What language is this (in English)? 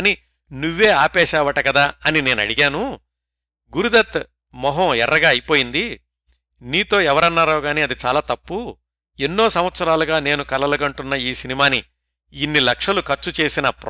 Telugu